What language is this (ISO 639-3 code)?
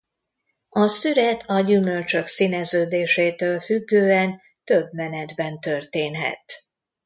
hun